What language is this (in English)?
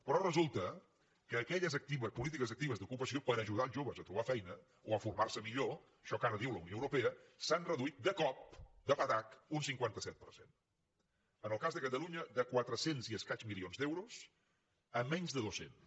Catalan